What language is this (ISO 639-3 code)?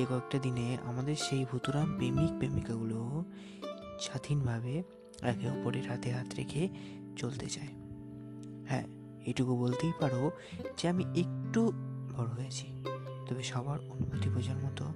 ben